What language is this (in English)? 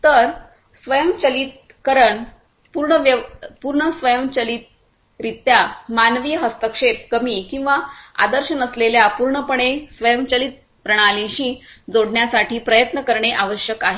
Marathi